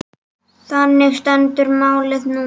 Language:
Icelandic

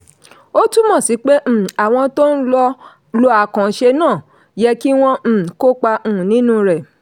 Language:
Yoruba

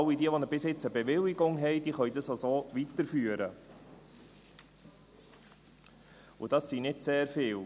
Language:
Swiss German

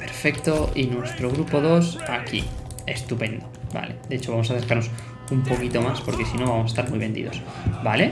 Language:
Spanish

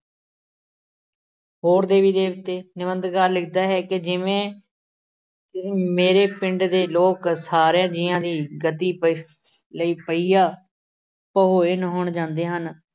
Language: Punjabi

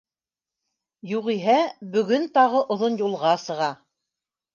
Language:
Bashkir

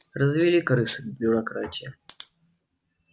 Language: Russian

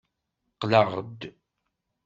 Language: Kabyle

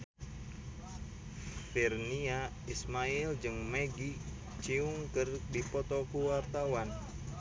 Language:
Sundanese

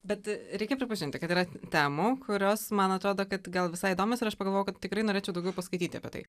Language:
Lithuanian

